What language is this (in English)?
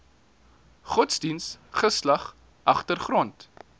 Afrikaans